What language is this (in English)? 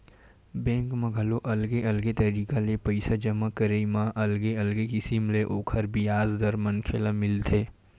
Chhattisgarhi